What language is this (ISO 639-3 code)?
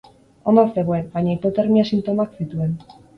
eus